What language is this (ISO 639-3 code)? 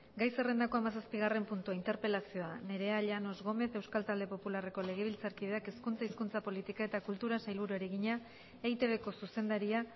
eus